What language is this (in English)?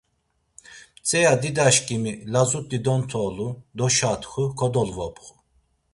Laz